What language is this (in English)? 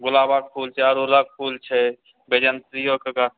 Maithili